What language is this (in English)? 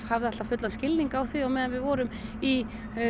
Icelandic